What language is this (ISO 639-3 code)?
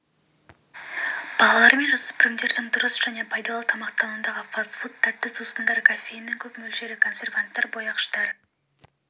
kaz